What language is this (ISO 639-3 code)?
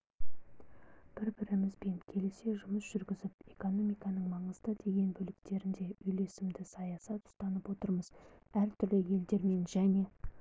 kaz